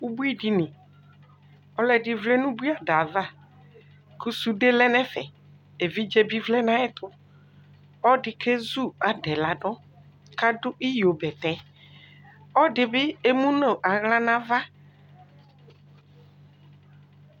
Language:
Ikposo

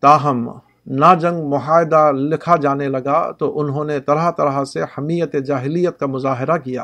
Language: Urdu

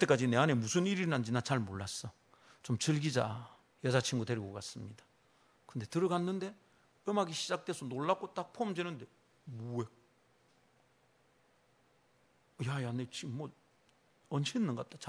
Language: Korean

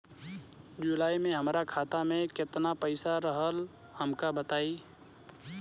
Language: Bhojpuri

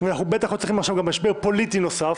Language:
Hebrew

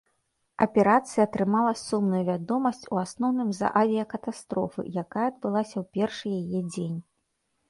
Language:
Belarusian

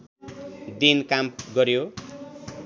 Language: Nepali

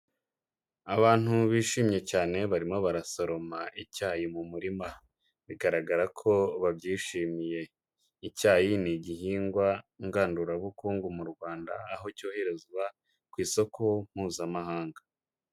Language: Kinyarwanda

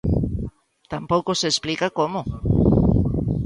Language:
Galician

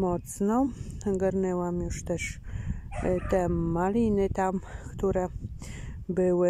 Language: Polish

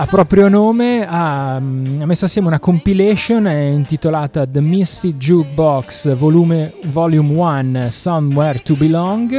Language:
Italian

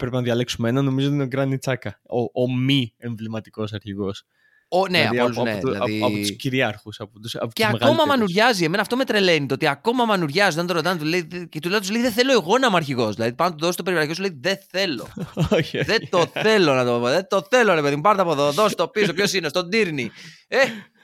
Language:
Greek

